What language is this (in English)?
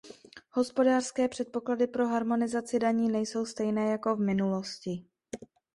Czech